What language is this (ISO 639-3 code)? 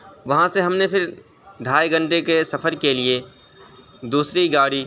urd